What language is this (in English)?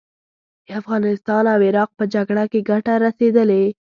Pashto